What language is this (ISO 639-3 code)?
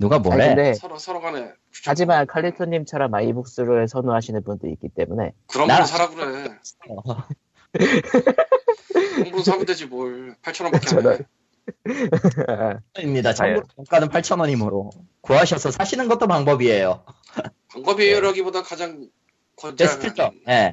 kor